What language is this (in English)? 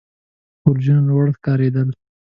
Pashto